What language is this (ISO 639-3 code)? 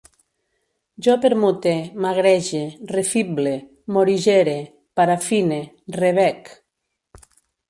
cat